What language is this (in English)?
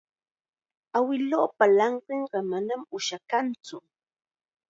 Chiquián Ancash Quechua